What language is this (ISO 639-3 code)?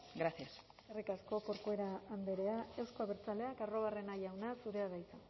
eus